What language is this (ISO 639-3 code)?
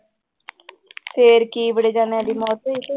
pan